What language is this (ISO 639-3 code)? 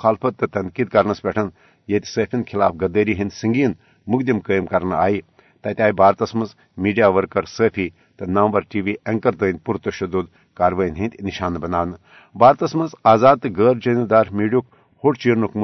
urd